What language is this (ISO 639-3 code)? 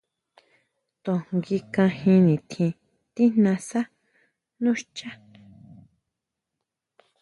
mau